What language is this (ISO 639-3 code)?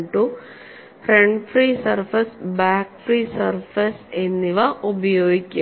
mal